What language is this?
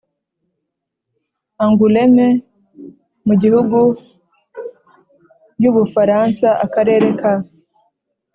Kinyarwanda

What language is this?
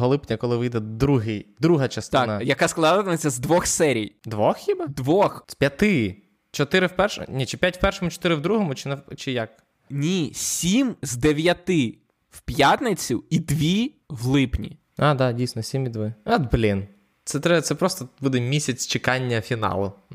Ukrainian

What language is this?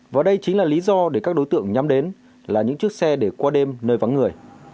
Vietnamese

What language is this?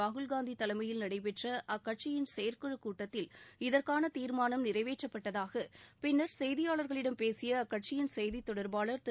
Tamil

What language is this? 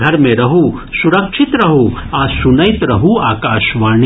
Maithili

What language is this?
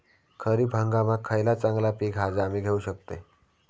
Marathi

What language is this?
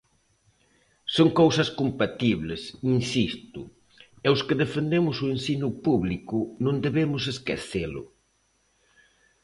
Galician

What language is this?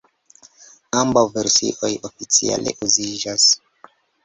Esperanto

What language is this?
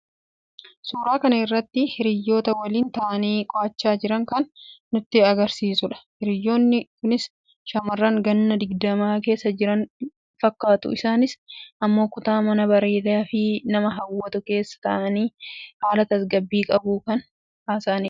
Oromo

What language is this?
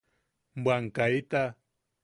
Yaqui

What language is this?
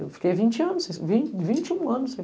Portuguese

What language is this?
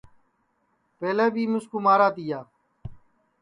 Sansi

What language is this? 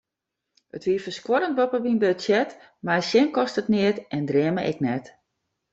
Western Frisian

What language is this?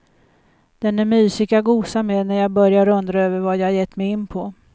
Swedish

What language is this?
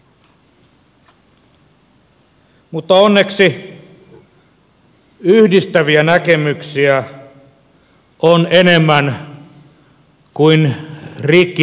Finnish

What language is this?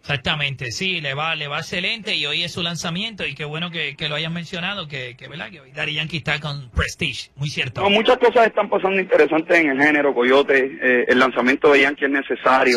Spanish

